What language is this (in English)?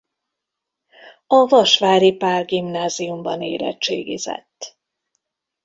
Hungarian